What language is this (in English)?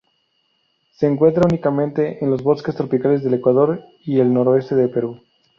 Spanish